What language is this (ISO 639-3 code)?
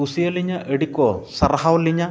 sat